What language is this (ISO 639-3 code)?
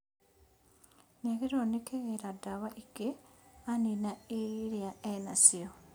kik